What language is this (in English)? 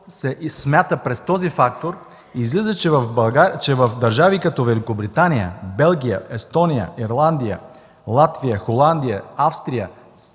Bulgarian